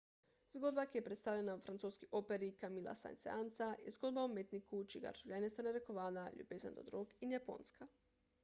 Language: Slovenian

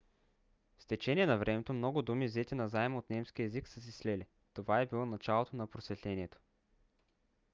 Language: Bulgarian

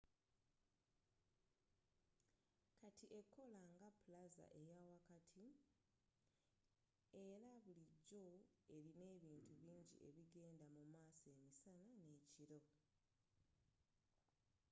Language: Ganda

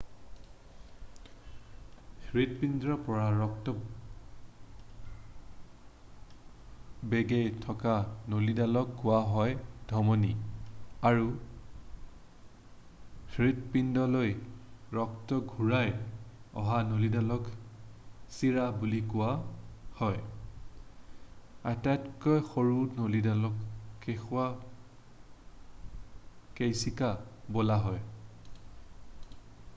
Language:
Assamese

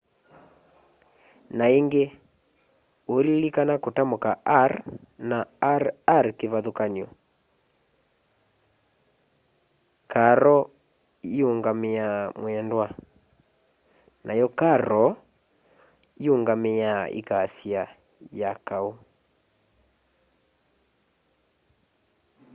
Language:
Kamba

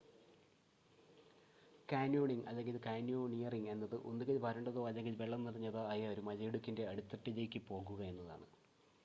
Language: Malayalam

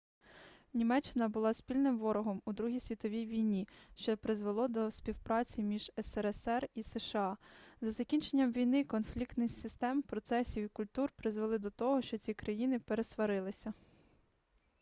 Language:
Ukrainian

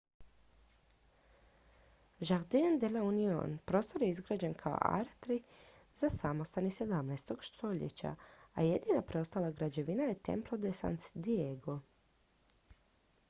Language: Croatian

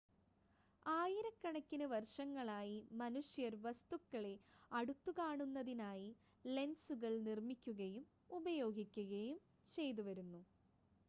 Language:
Malayalam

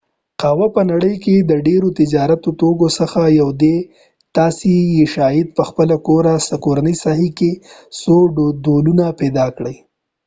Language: Pashto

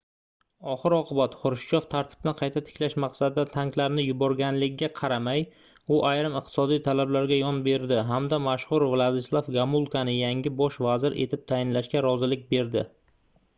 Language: Uzbek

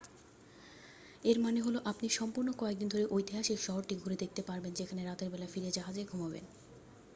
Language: Bangla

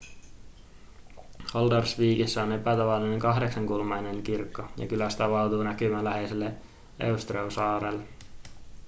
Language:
Finnish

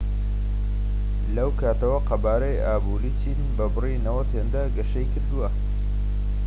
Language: Central Kurdish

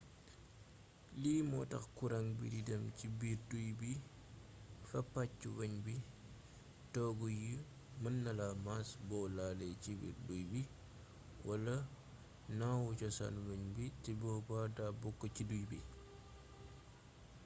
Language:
Wolof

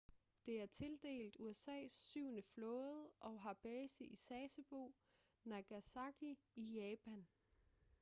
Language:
Danish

